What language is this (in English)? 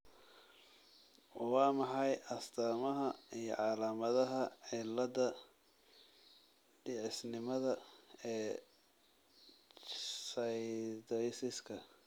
Somali